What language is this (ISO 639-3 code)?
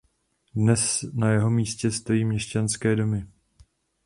ces